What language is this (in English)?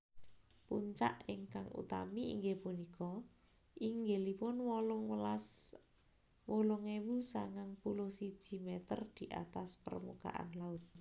Javanese